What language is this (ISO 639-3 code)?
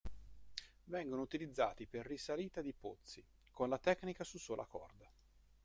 ita